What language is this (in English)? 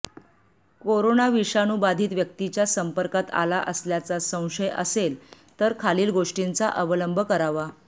Marathi